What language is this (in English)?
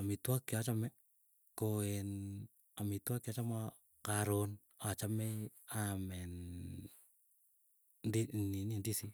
Keiyo